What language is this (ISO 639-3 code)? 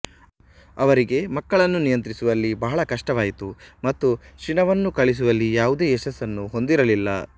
kan